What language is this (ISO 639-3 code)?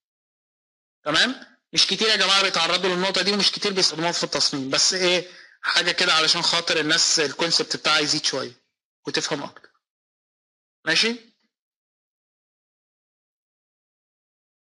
ara